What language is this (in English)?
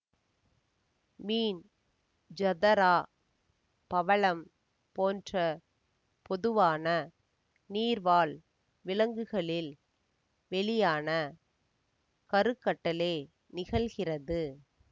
Tamil